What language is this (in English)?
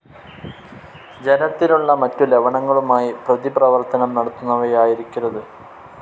Malayalam